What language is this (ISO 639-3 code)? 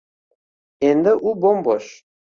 uzb